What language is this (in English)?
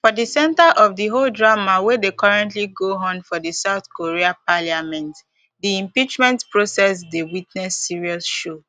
Nigerian Pidgin